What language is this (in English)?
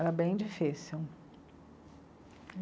Portuguese